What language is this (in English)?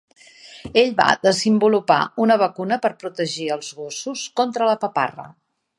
Catalan